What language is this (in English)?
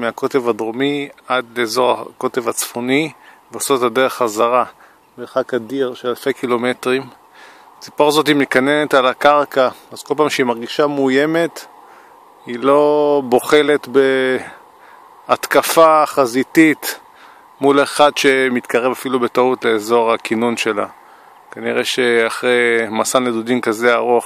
Hebrew